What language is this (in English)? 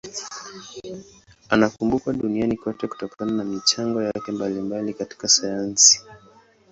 Swahili